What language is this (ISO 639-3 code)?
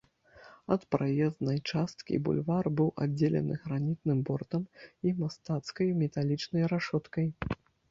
bel